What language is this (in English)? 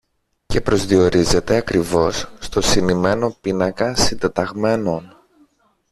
Greek